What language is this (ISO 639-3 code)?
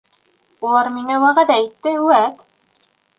bak